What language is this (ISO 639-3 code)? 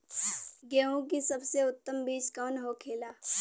bho